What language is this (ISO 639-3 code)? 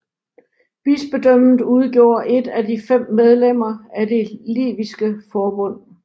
dan